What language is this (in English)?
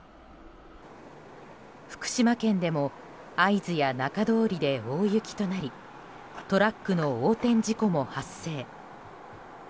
Japanese